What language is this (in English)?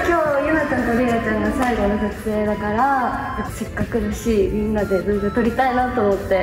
Japanese